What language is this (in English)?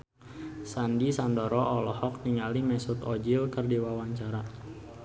Sundanese